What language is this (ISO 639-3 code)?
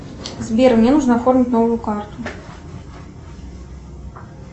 rus